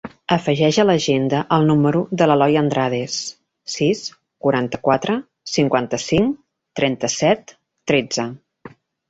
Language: Catalan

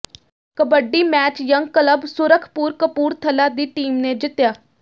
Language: Punjabi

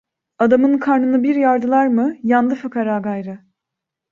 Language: Turkish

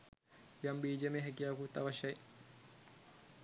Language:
Sinhala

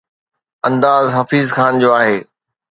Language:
Sindhi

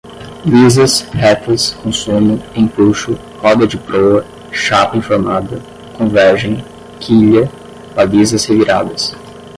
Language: Portuguese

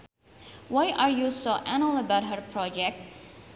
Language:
Sundanese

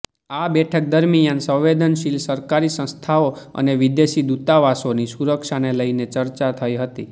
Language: Gujarati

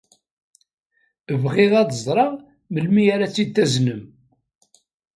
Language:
Kabyle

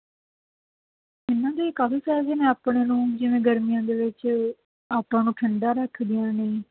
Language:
Punjabi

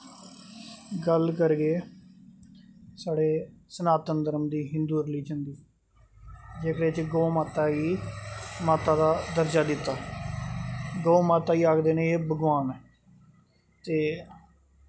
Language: Dogri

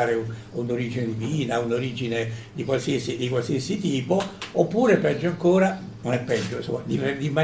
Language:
Italian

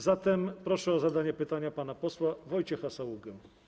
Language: Polish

